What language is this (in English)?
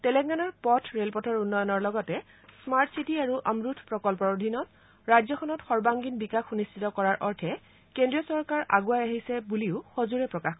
Assamese